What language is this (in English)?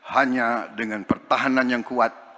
Indonesian